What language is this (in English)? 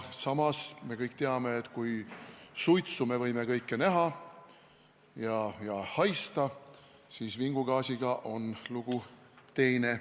Estonian